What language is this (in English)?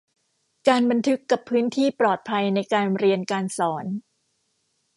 Thai